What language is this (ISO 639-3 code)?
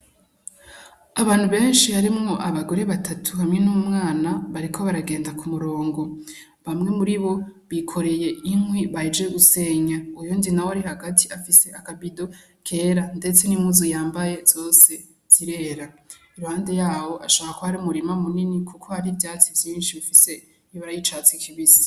run